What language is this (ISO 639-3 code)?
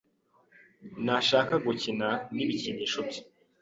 kin